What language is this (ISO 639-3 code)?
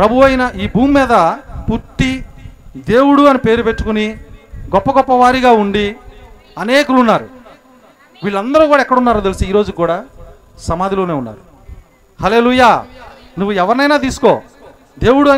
tel